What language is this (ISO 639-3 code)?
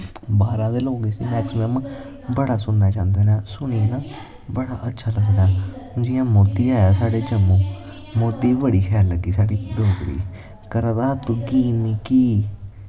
doi